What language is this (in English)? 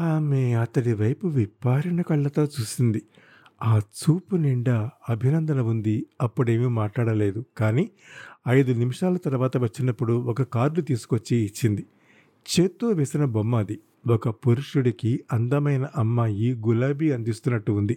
Telugu